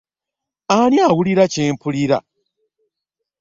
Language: Ganda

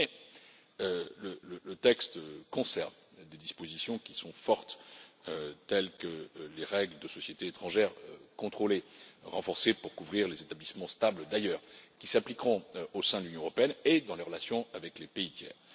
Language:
French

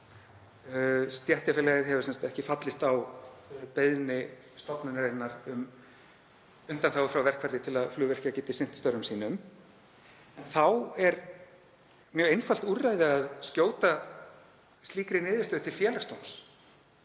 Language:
Icelandic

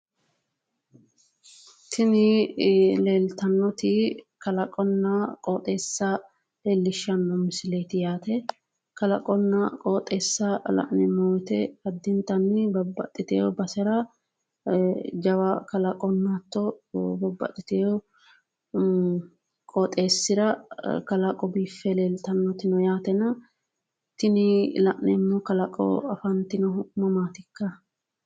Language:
Sidamo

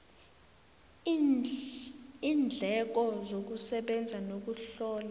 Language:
South Ndebele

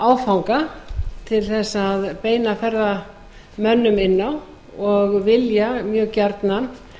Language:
Icelandic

